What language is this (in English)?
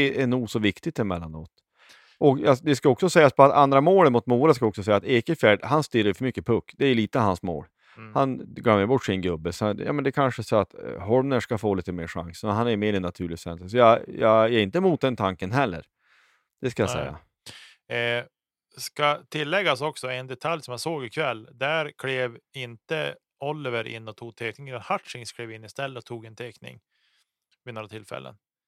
Swedish